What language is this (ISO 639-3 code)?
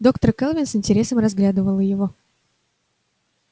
rus